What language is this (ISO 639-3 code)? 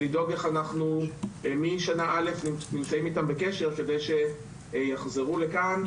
heb